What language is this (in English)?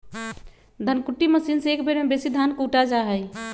Magahi